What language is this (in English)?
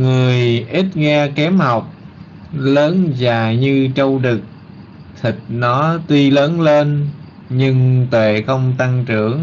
Vietnamese